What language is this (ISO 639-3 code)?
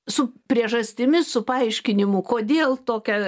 lit